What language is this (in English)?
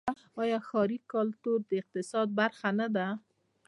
Pashto